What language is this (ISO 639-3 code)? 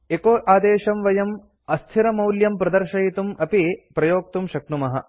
san